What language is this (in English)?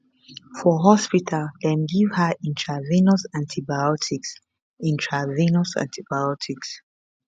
Nigerian Pidgin